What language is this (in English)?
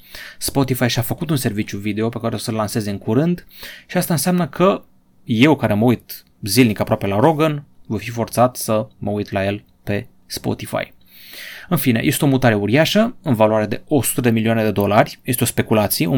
Romanian